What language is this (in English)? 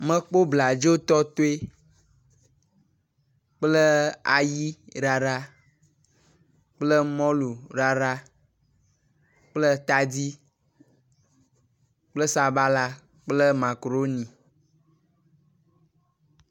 Ewe